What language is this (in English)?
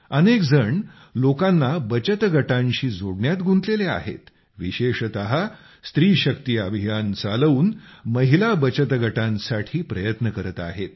Marathi